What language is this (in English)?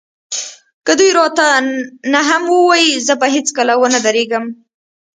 Pashto